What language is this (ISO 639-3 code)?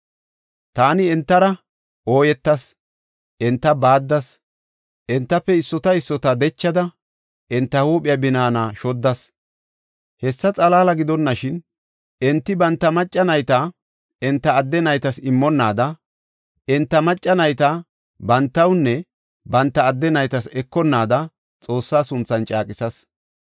gof